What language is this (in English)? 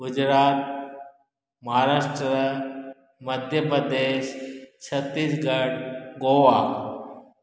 Sindhi